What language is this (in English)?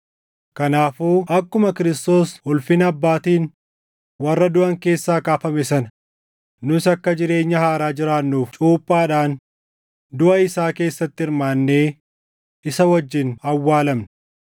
Oromo